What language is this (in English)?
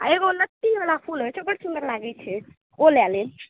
Maithili